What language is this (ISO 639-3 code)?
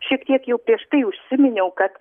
lit